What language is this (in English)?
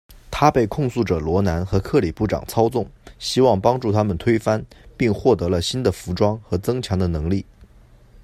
Chinese